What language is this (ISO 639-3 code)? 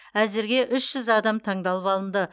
kaz